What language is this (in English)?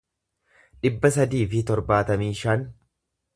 Oromo